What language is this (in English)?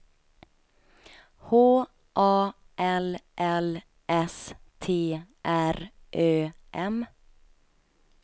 Swedish